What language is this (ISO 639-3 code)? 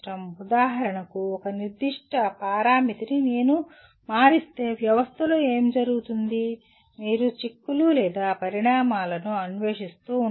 tel